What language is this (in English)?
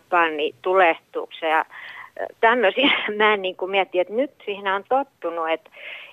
Finnish